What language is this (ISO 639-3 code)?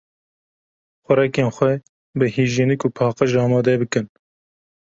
kur